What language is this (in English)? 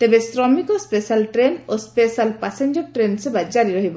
Odia